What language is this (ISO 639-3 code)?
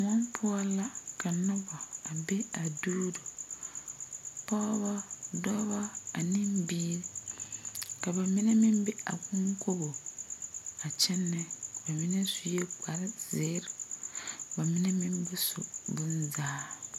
dga